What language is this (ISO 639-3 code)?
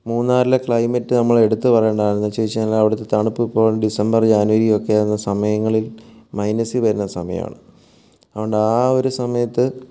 mal